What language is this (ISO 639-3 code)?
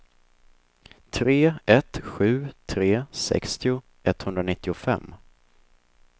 swe